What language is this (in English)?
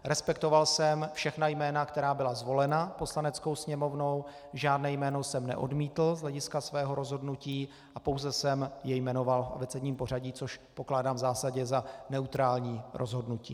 Czech